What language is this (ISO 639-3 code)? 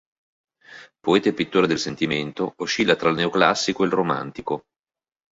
ita